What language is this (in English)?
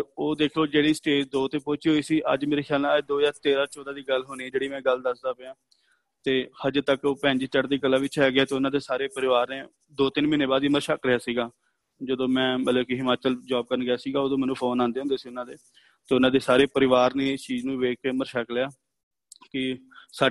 Punjabi